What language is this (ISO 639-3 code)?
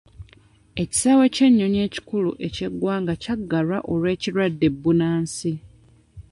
lug